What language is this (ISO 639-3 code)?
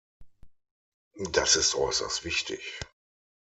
deu